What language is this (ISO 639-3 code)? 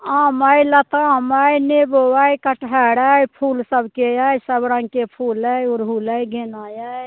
mai